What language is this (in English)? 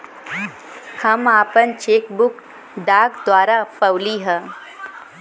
Bhojpuri